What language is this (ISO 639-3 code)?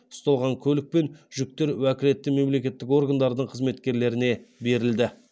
kaz